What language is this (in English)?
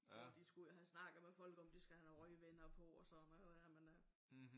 Danish